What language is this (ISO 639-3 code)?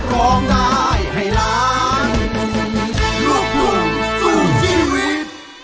tha